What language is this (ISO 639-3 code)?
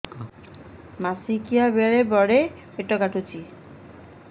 ori